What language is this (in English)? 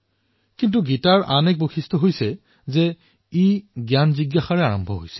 Assamese